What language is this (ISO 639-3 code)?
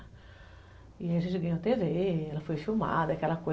por